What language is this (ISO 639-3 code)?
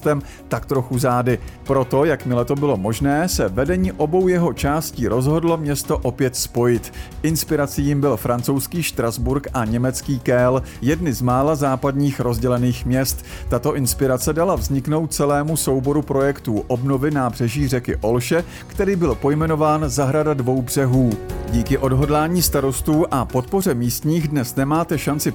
ces